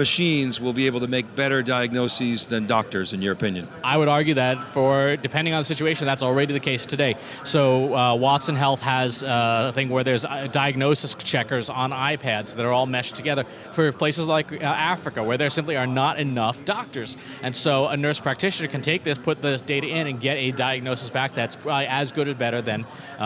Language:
English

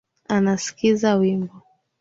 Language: Swahili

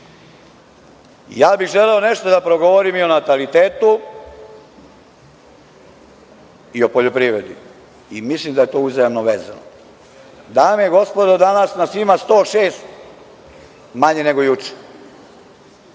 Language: Serbian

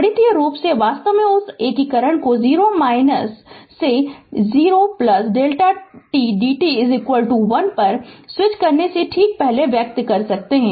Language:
Hindi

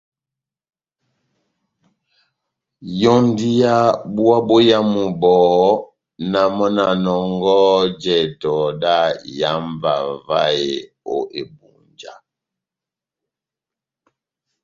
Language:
Batanga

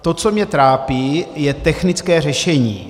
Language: Czech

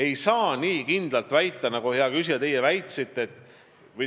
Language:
Estonian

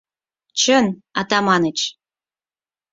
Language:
Mari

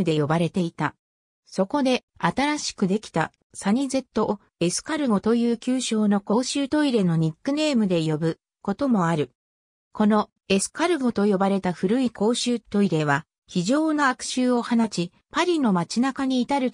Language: Japanese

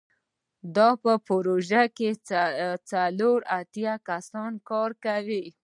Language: Pashto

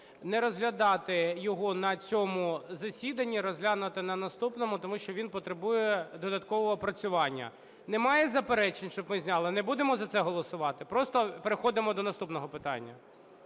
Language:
Ukrainian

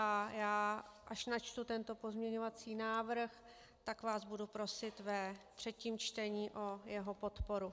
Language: Czech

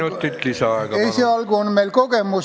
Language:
Estonian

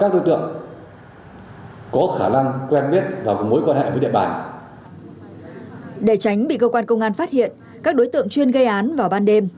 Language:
Vietnamese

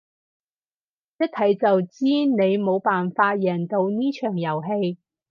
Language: Cantonese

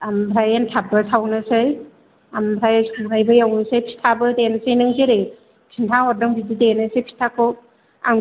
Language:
Bodo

